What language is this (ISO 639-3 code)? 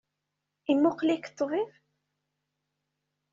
kab